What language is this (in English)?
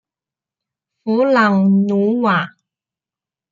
Chinese